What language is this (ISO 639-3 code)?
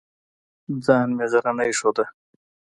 pus